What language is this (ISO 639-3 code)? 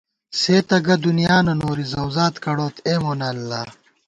gwt